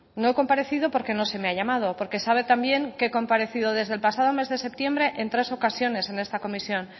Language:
Spanish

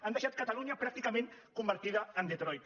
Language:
Catalan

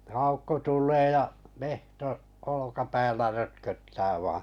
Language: Finnish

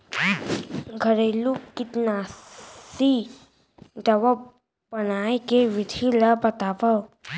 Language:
Chhattisgarhi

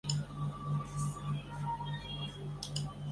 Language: Chinese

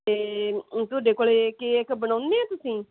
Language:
Punjabi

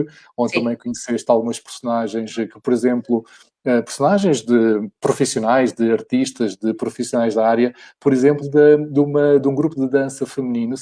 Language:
Portuguese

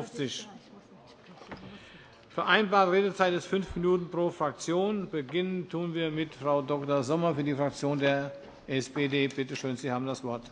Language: German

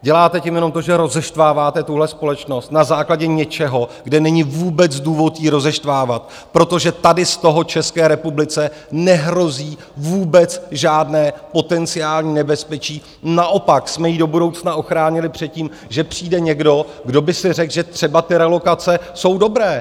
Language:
Czech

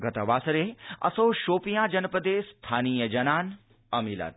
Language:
Sanskrit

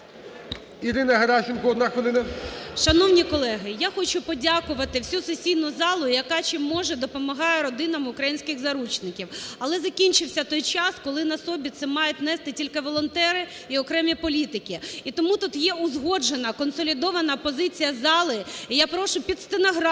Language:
Ukrainian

